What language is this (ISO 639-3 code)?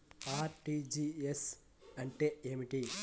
tel